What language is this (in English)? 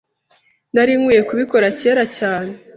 Kinyarwanda